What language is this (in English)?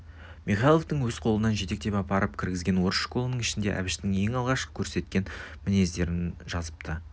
Kazakh